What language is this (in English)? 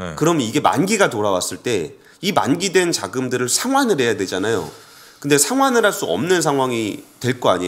Korean